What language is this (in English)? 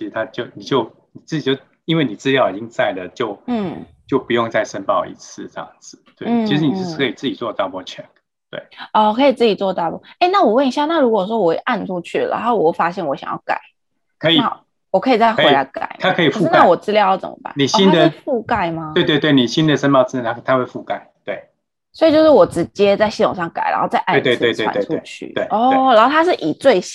Chinese